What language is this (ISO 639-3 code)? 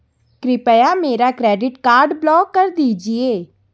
hin